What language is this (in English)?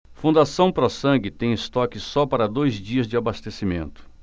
Portuguese